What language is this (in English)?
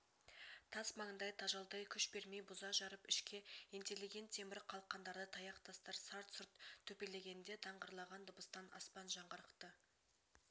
Kazakh